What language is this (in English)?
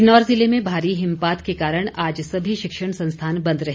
Hindi